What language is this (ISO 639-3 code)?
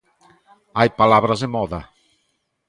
glg